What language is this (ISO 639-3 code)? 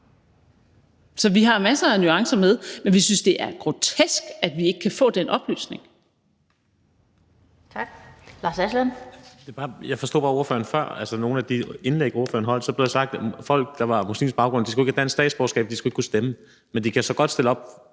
dan